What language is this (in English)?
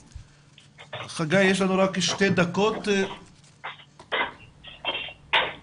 Hebrew